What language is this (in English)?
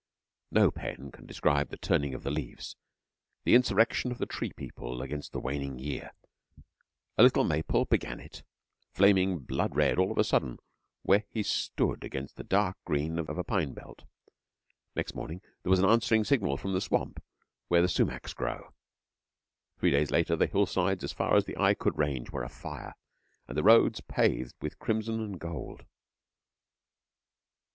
English